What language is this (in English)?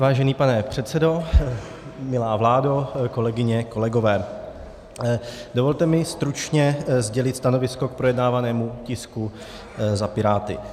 Czech